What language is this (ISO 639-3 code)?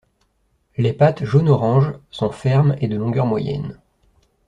fra